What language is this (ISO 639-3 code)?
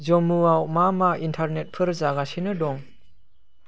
brx